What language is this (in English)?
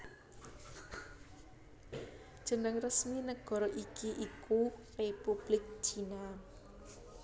Javanese